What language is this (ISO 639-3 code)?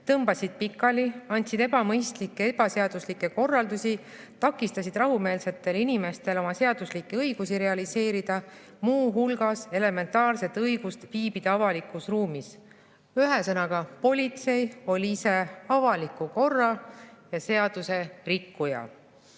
est